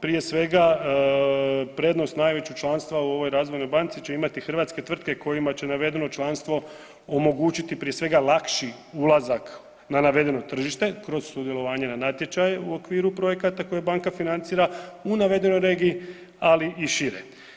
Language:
Croatian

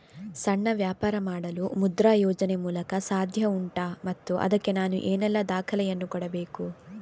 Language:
Kannada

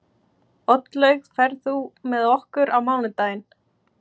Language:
Icelandic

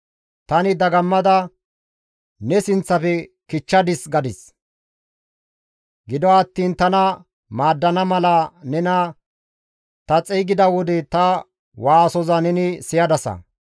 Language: Gamo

